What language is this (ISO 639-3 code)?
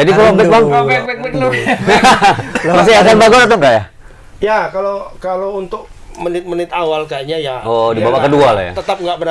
ind